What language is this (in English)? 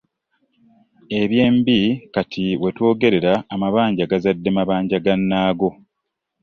Ganda